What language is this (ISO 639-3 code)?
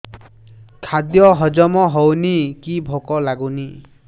ori